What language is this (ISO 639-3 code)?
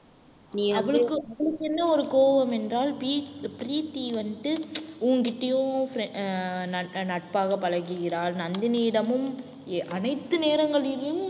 tam